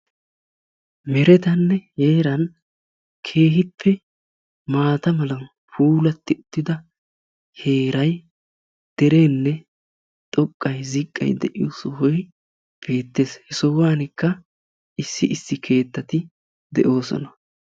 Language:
Wolaytta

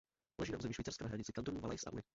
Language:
Czech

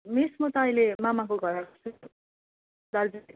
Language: Nepali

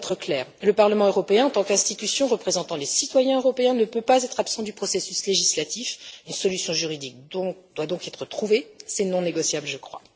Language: French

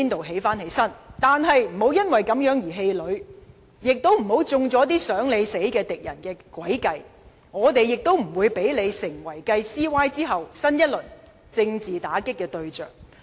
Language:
Cantonese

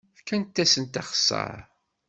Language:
Kabyle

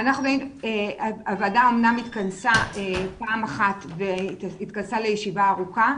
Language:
Hebrew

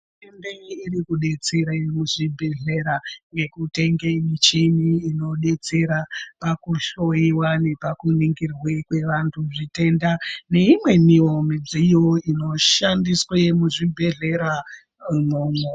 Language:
Ndau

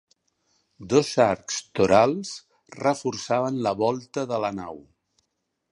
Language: Catalan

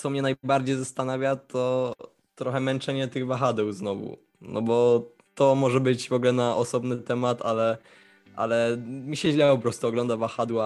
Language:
Polish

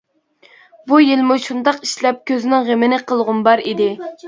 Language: Uyghur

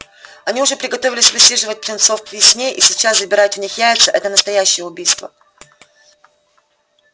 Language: Russian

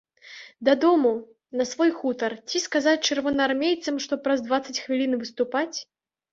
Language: Belarusian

